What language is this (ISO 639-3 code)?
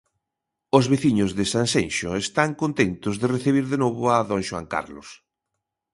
glg